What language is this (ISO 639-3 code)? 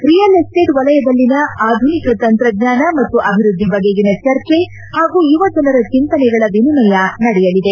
kan